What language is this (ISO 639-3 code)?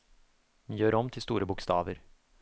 nor